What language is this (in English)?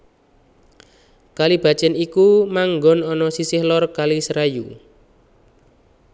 Javanese